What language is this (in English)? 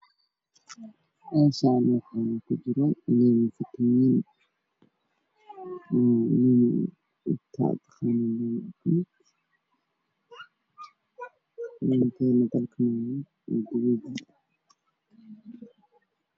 Somali